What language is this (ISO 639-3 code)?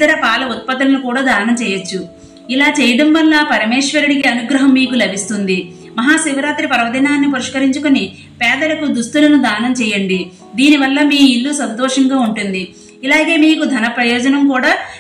tel